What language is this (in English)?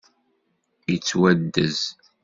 Kabyle